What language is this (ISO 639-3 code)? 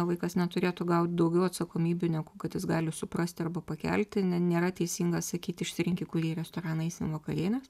lit